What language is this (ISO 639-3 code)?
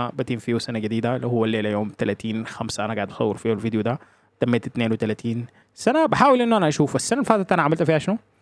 ara